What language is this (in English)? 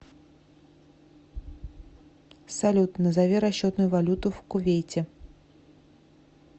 Russian